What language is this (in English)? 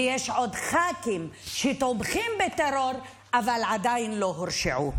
Hebrew